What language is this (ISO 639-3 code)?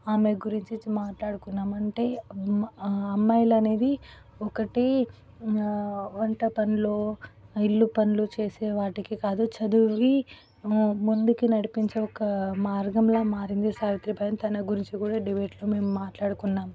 tel